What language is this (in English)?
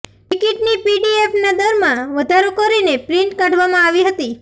Gujarati